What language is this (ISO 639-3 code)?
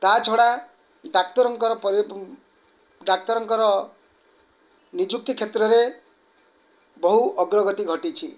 ori